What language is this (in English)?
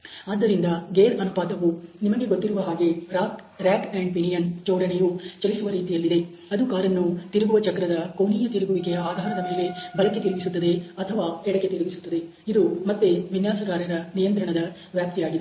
Kannada